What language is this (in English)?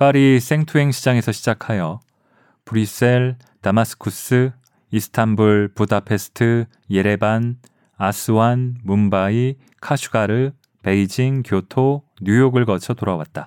Korean